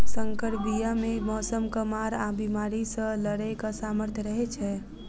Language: Maithili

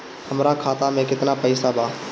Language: Bhojpuri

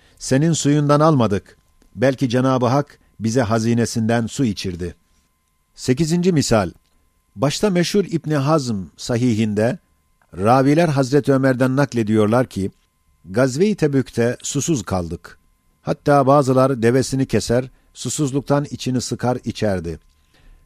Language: Turkish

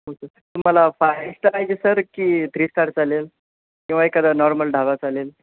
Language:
Marathi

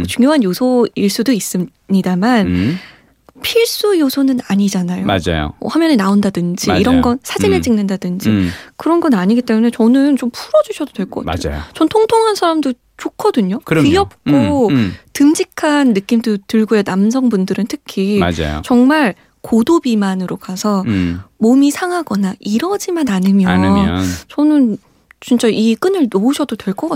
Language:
Korean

